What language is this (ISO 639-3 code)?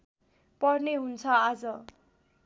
nep